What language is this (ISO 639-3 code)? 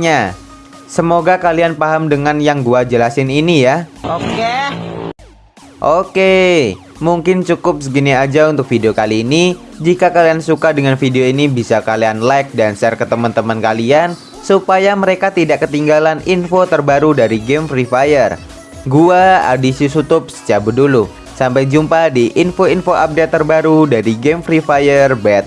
ind